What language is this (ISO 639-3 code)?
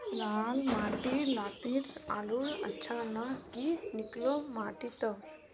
mag